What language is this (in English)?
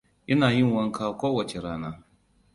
Hausa